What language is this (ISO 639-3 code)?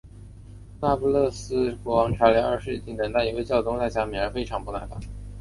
zho